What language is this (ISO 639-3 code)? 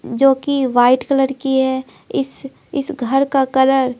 hin